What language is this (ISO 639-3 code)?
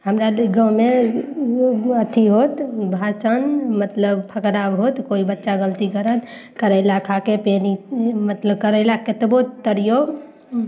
mai